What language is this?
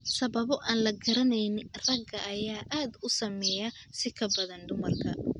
Somali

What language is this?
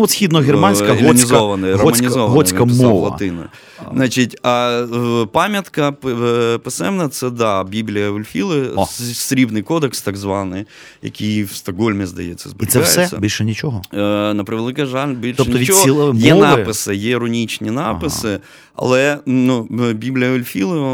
Ukrainian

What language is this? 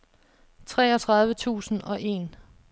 Danish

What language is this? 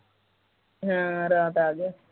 Punjabi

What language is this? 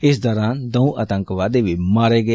Dogri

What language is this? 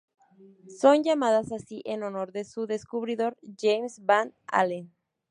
Spanish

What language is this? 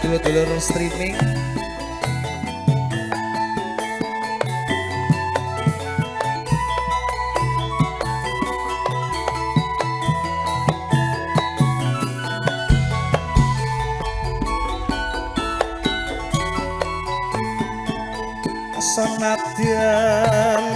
Indonesian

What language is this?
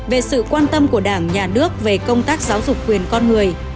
Vietnamese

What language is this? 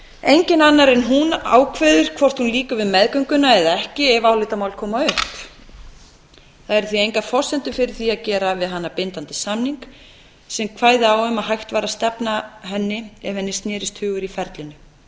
Icelandic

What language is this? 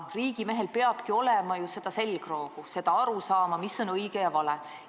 Estonian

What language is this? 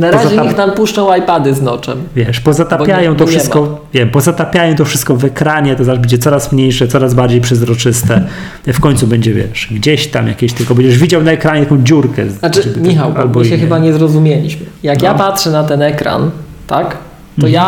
Polish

